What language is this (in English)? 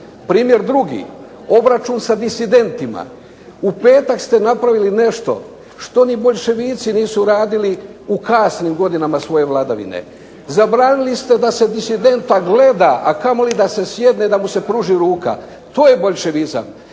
Croatian